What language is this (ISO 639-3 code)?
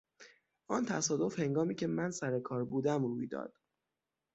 fas